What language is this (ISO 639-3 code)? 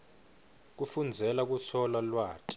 ssw